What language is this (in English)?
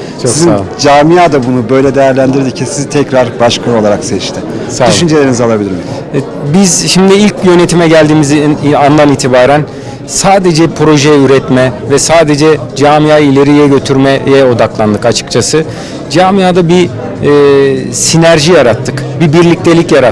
Turkish